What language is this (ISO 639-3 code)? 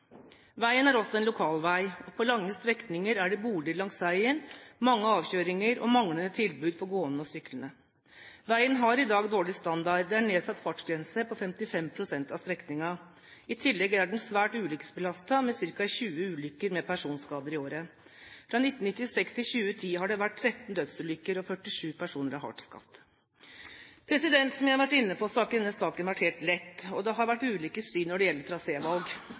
nob